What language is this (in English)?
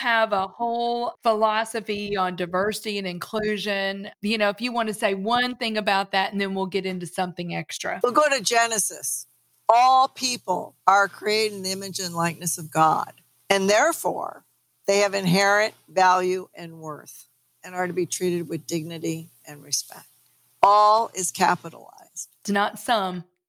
English